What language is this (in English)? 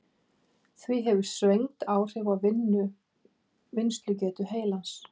Icelandic